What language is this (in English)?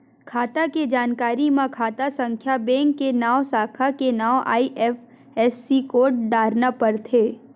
Chhattisgarhi